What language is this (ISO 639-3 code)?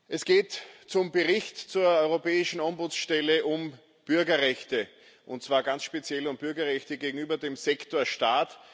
deu